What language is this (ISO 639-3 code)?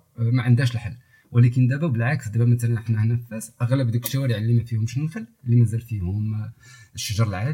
ara